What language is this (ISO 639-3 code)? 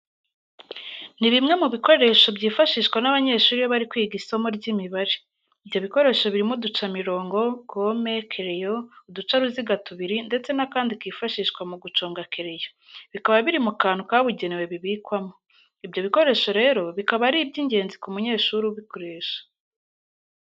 kin